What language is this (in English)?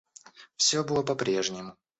Russian